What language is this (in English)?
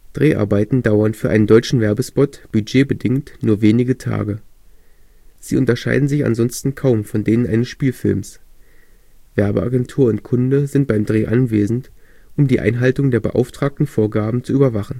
German